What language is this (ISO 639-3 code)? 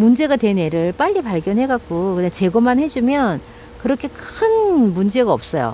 kor